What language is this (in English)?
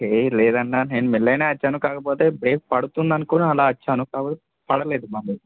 Telugu